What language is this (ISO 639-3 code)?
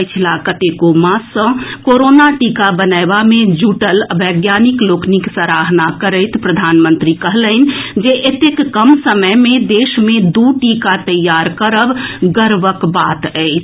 mai